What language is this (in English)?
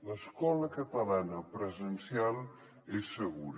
Catalan